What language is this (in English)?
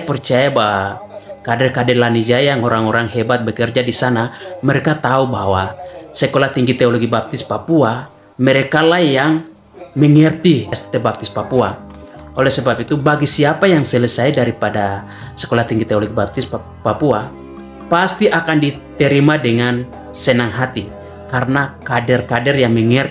Indonesian